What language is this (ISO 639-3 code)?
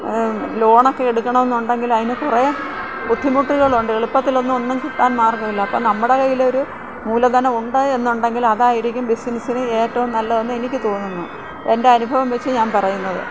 mal